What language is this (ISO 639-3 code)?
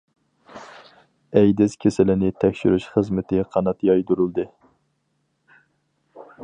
uig